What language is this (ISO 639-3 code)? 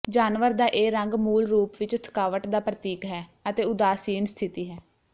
pan